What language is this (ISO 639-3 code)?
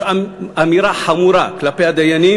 heb